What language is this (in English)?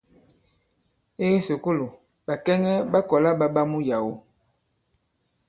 Bankon